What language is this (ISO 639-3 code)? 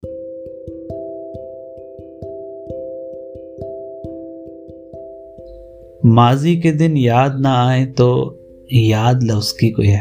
urd